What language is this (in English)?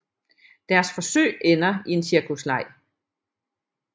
Danish